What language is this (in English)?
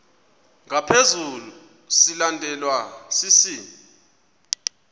Xhosa